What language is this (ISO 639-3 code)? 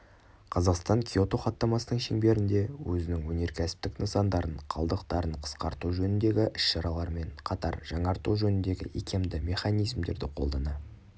kaz